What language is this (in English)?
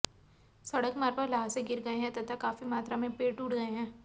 Hindi